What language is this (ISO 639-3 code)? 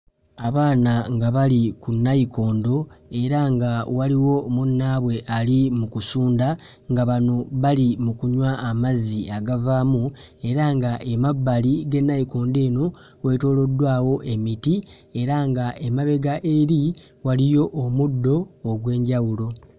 lug